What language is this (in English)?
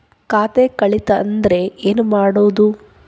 Kannada